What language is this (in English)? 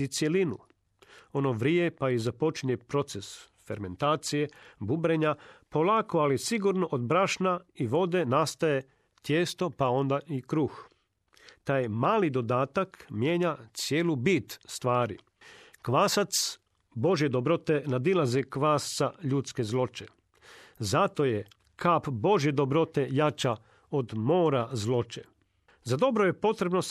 Croatian